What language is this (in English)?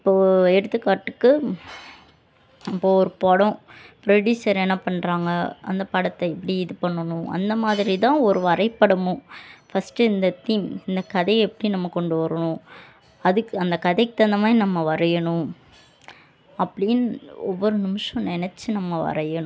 Tamil